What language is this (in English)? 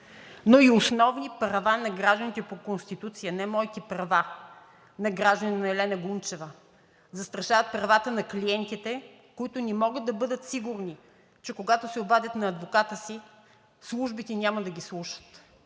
Bulgarian